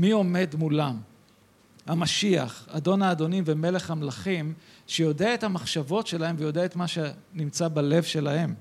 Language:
Hebrew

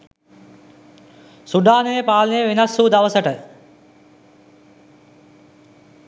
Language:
Sinhala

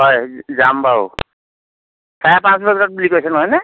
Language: Assamese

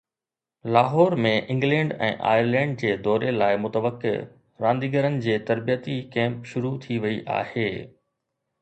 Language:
Sindhi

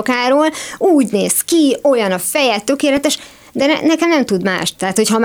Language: Hungarian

